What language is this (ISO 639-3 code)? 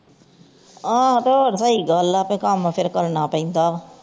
pan